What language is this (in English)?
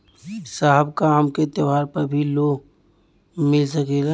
Bhojpuri